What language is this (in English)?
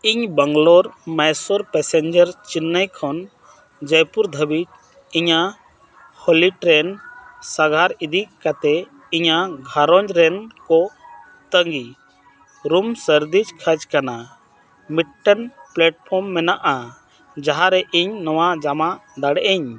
Santali